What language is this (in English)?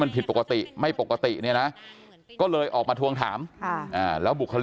Thai